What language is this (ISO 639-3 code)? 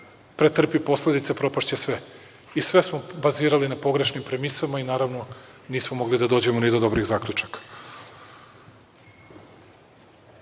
srp